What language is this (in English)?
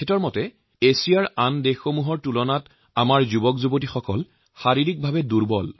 Assamese